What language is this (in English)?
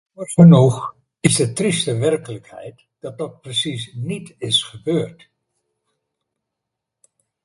Dutch